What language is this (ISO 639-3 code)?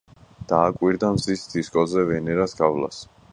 kat